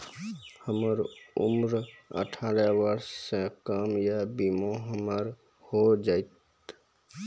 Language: Maithili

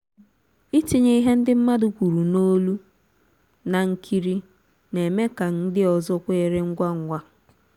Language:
Igbo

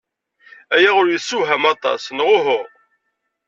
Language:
Kabyle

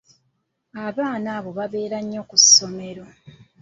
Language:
Ganda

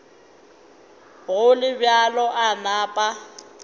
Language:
Northern Sotho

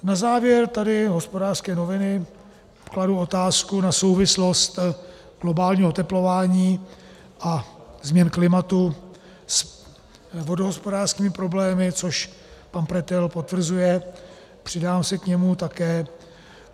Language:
Czech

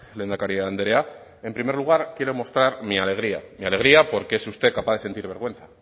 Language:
Spanish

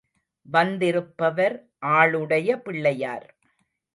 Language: Tamil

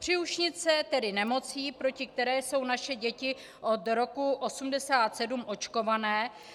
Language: Czech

